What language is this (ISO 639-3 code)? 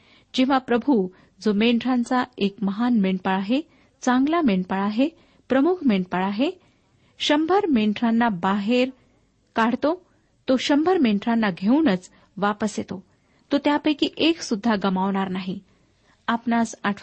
mar